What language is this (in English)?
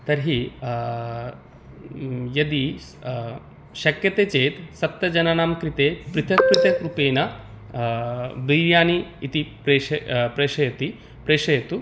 Sanskrit